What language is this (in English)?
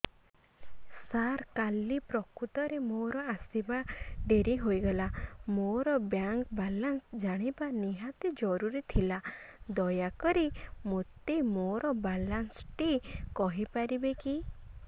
Odia